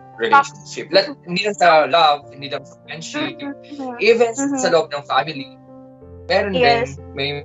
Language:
Filipino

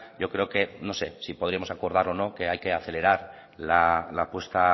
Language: Spanish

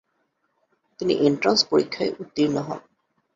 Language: Bangla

